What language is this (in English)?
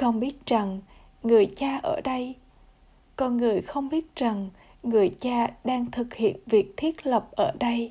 Vietnamese